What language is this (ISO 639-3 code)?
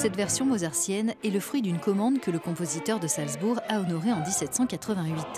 fra